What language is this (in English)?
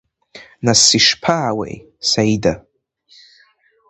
Abkhazian